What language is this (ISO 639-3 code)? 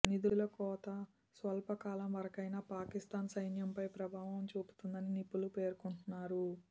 tel